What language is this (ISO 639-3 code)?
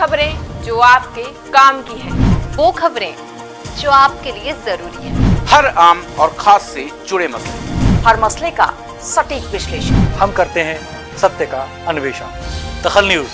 hin